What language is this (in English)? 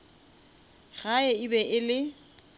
Northern Sotho